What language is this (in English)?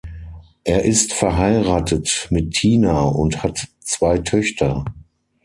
German